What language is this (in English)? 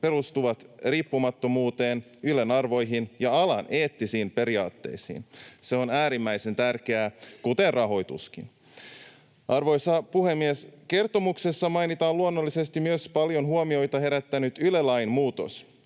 Finnish